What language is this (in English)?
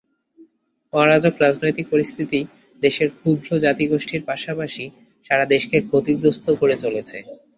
Bangla